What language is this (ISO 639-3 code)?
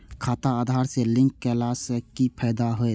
mai